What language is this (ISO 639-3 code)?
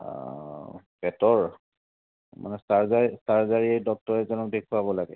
asm